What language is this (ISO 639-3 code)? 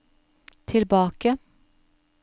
nor